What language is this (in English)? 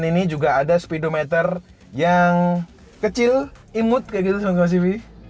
Indonesian